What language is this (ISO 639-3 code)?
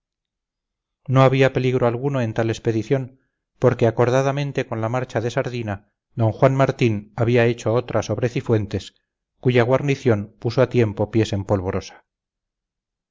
spa